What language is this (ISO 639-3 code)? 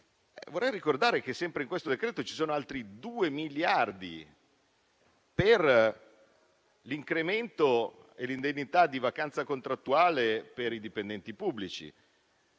ita